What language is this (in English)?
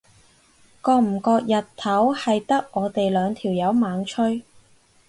Cantonese